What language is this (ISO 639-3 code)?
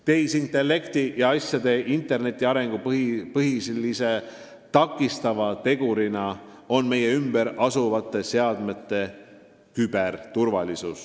est